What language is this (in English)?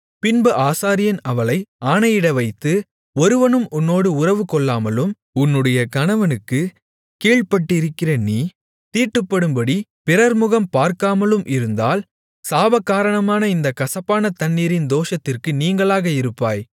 Tamil